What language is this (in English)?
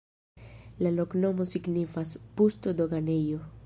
Esperanto